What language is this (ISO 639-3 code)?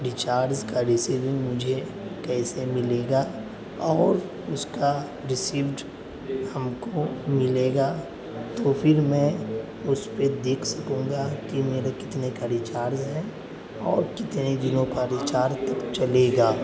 urd